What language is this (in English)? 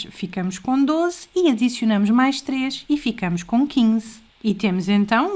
Portuguese